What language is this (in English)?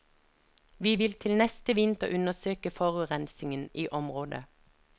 Norwegian